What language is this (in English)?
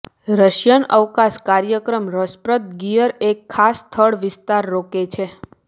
Gujarati